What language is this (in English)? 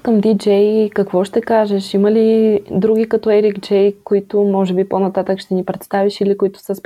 Bulgarian